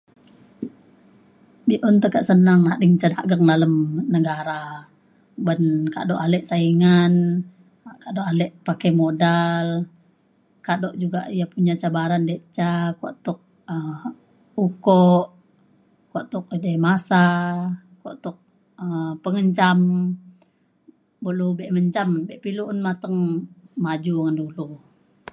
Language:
Mainstream Kenyah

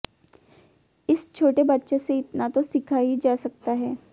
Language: Hindi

